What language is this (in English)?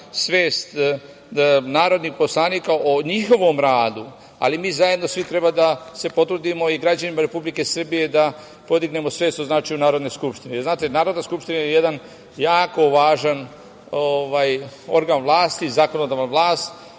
Serbian